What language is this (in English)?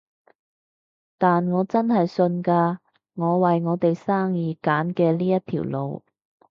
Cantonese